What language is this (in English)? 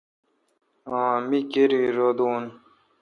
Kalkoti